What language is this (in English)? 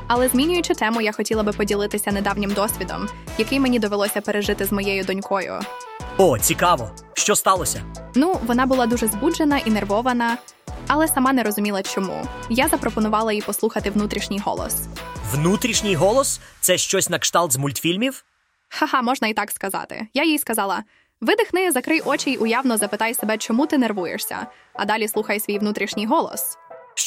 Ukrainian